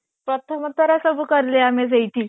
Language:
Odia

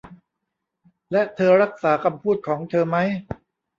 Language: Thai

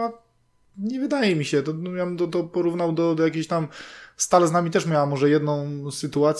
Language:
Polish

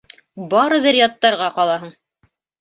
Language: Bashkir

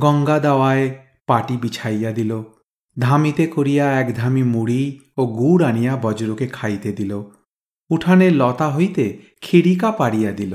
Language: Bangla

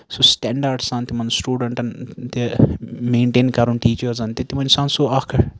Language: Kashmiri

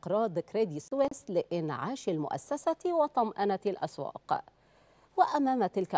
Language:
Arabic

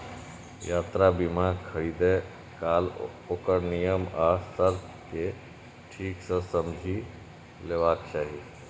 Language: Maithili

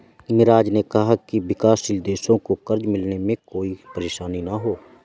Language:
Hindi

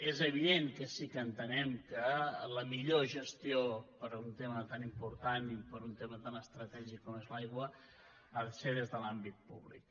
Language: Catalan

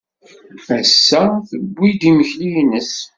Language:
Kabyle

